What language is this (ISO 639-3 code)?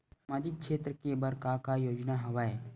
hne